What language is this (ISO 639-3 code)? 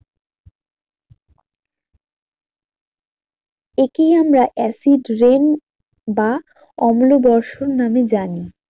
ben